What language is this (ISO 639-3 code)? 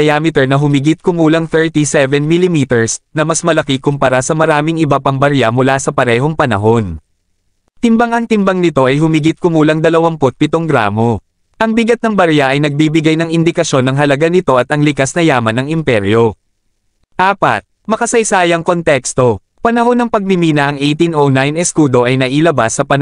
fil